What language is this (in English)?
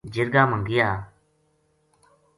Gujari